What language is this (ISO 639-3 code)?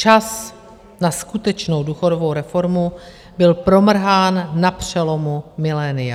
ces